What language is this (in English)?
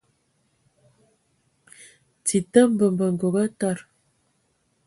Ewondo